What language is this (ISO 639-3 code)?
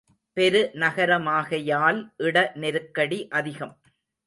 tam